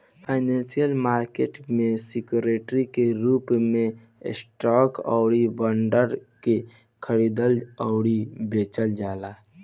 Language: Bhojpuri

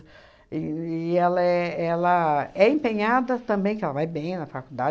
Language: Portuguese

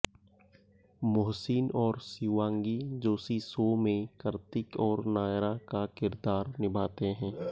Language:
Hindi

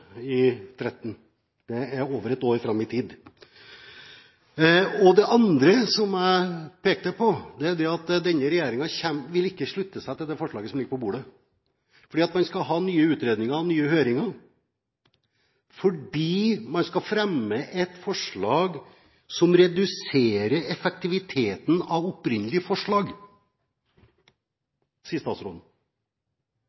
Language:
Norwegian Bokmål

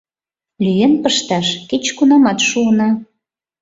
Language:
Mari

